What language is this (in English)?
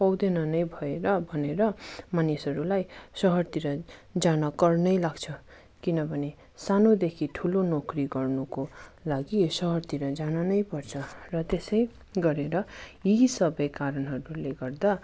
Nepali